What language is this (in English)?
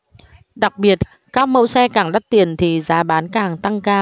Vietnamese